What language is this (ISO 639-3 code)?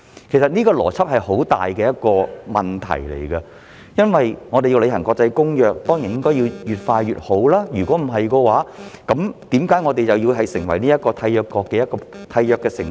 yue